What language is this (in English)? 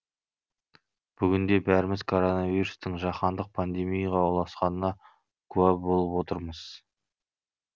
Kazakh